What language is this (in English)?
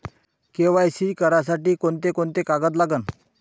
Marathi